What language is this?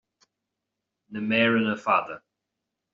Irish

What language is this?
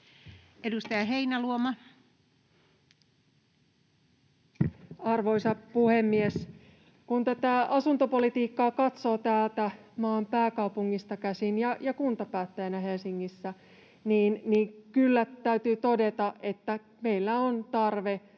Finnish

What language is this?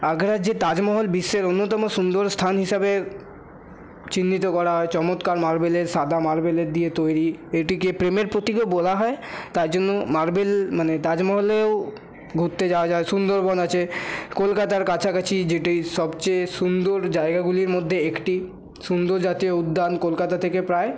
Bangla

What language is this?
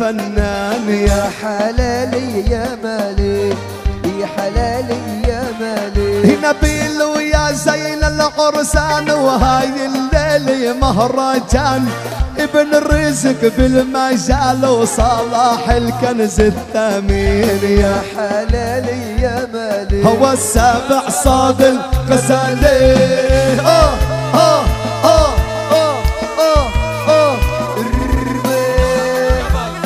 Arabic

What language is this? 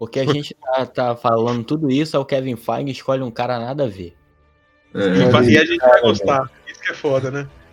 Portuguese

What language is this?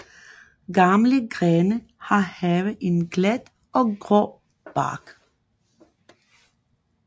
Danish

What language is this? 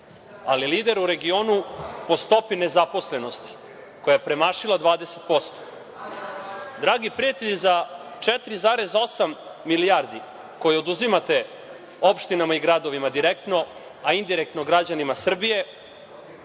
Serbian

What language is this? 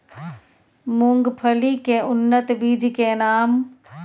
Maithili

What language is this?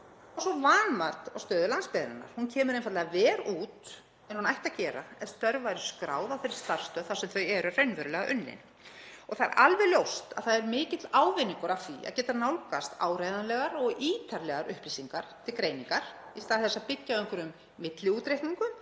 Icelandic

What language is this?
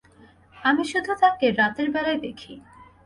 Bangla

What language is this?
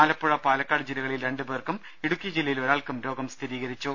Malayalam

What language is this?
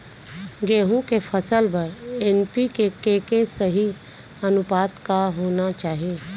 Chhattisgarhi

